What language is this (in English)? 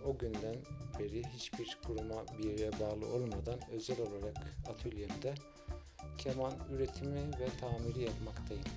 Turkish